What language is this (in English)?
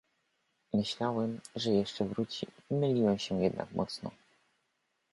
Polish